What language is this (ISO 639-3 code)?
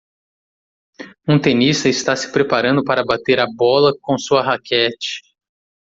por